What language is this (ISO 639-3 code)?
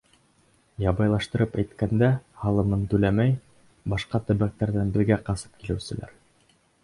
bak